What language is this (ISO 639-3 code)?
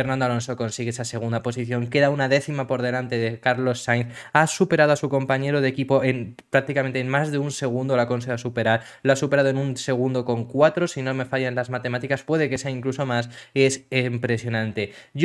spa